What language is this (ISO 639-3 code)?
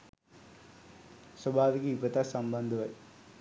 sin